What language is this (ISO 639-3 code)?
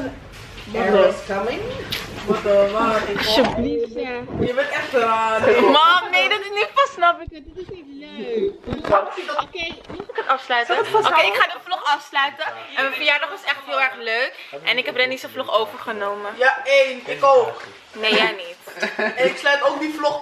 nld